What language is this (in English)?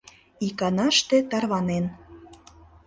Mari